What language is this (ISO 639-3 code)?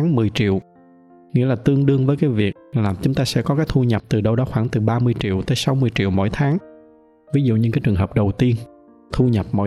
vie